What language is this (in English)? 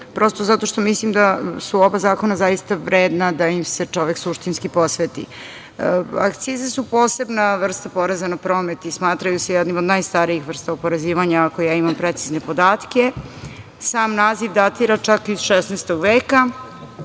Serbian